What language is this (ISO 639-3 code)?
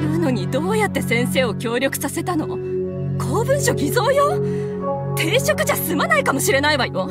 jpn